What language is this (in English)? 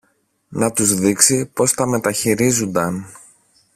Greek